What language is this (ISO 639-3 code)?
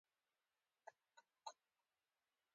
pus